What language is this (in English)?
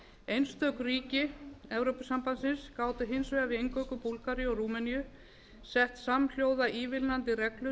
Icelandic